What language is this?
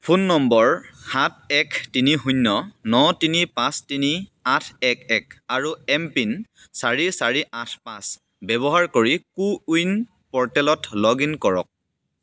Assamese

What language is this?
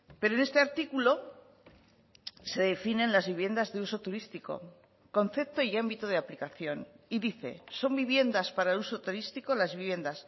Spanish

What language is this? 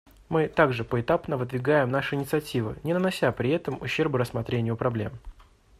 Russian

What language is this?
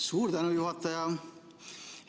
Estonian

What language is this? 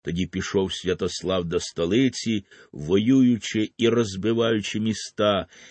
Ukrainian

